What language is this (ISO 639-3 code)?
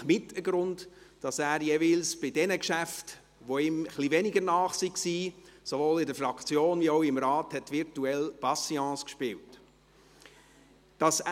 gsw